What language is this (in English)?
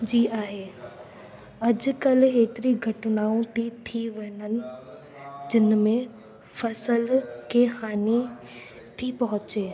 Sindhi